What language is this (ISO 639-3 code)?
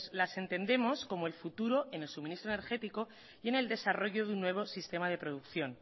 spa